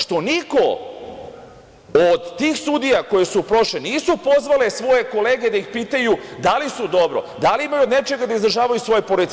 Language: Serbian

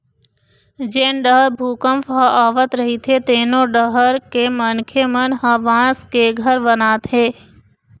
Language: Chhattisgarhi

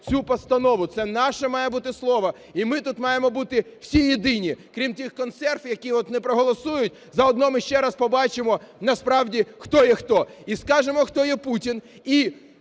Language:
Ukrainian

